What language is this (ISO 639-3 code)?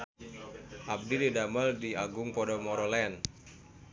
sun